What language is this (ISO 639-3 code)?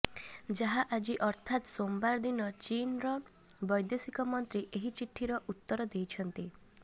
ori